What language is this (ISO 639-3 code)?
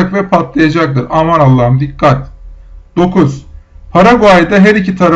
tur